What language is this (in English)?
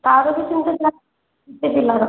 Odia